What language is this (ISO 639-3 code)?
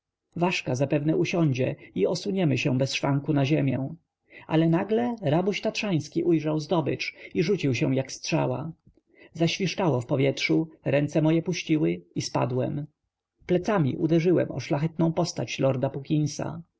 pol